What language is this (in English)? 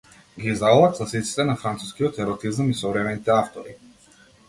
Macedonian